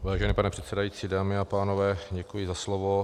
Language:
Czech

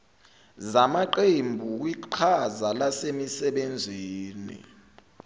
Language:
Zulu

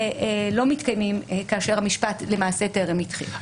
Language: Hebrew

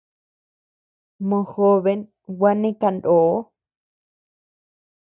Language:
Tepeuxila Cuicatec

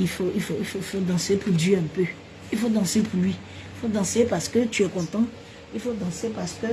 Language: French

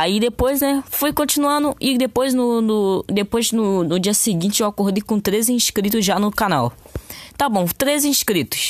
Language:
Portuguese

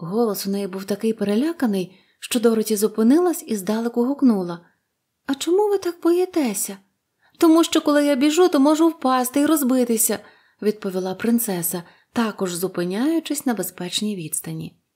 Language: Ukrainian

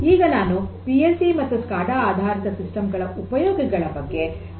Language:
Kannada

